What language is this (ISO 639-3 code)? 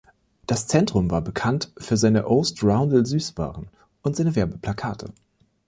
deu